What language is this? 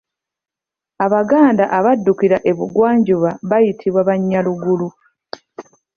Ganda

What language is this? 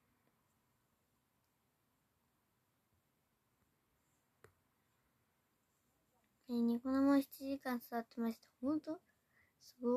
Japanese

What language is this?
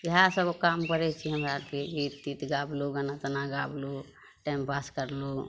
Maithili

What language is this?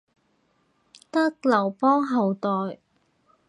Cantonese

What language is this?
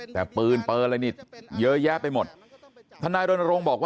Thai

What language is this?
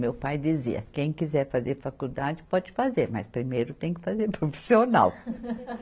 Portuguese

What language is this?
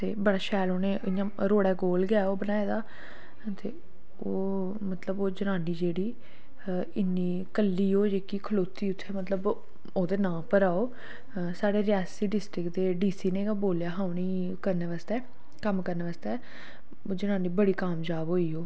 Dogri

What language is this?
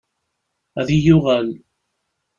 Kabyle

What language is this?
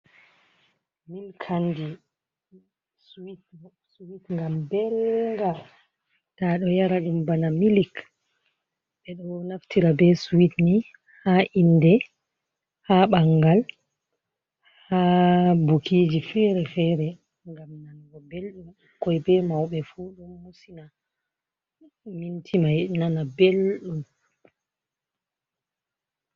Fula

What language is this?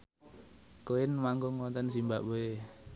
Javanese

